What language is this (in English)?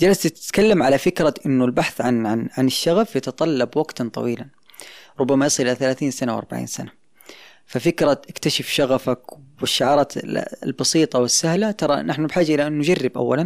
Arabic